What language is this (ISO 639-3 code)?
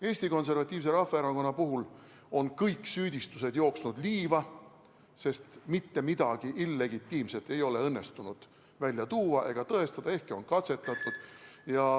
est